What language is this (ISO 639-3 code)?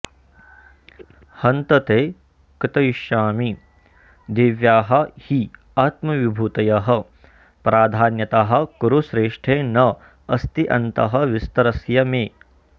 san